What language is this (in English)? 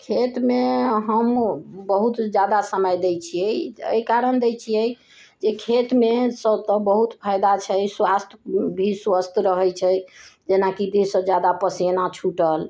Maithili